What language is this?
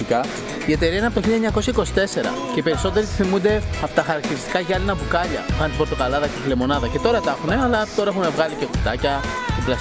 Greek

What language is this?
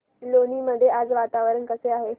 Marathi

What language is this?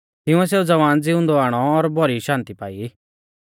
Mahasu Pahari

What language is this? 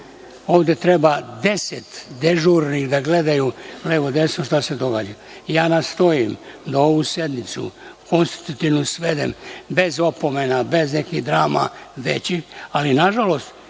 Serbian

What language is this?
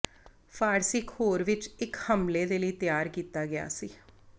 Punjabi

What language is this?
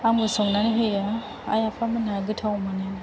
Bodo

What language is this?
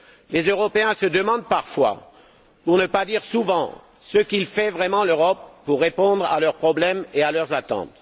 French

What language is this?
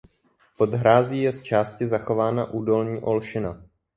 Czech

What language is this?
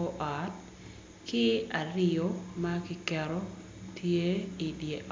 Acoli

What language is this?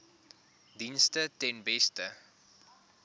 Afrikaans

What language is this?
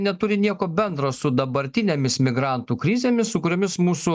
Lithuanian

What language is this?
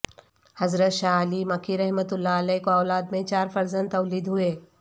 Urdu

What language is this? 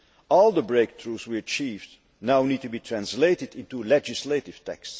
English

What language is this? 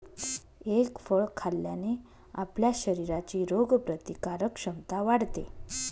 Marathi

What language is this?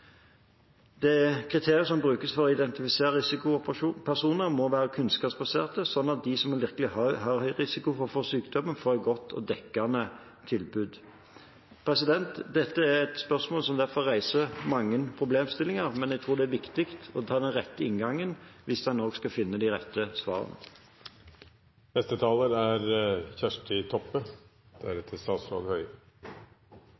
Norwegian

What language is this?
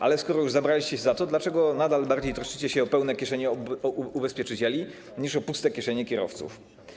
Polish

